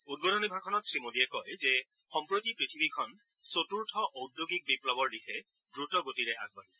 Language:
Assamese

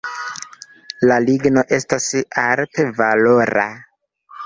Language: Esperanto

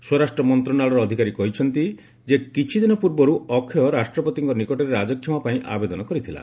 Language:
Odia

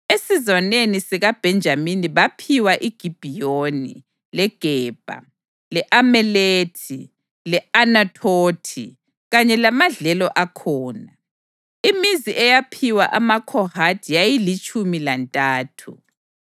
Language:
North Ndebele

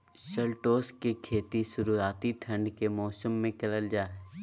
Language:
Magahi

